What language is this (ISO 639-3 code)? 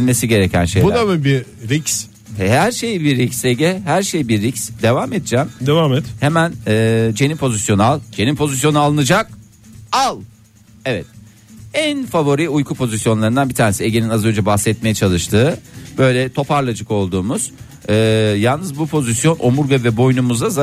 tur